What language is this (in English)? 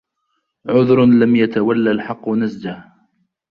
Arabic